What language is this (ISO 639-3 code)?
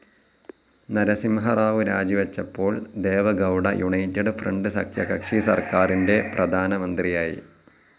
mal